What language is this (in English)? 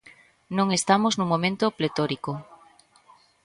Galician